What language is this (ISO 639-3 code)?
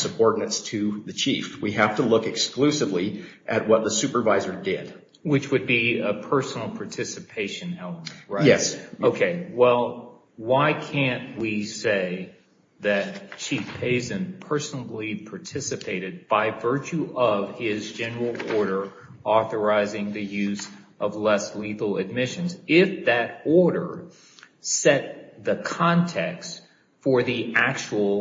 eng